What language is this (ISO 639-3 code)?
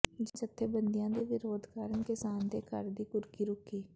pan